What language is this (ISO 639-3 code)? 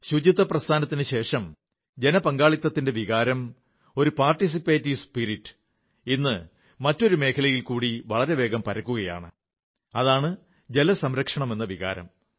mal